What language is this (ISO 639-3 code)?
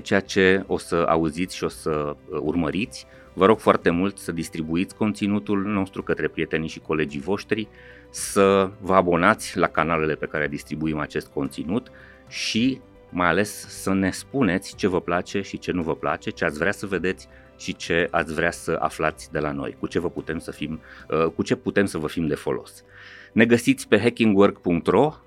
ron